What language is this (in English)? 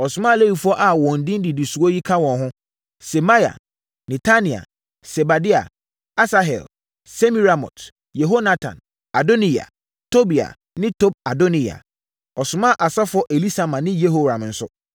Akan